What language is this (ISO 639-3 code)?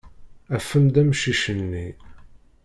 kab